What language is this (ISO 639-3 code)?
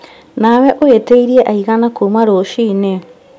kik